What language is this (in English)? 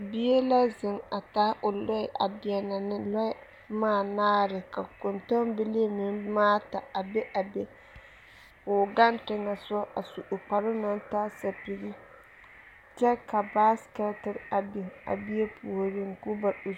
Southern Dagaare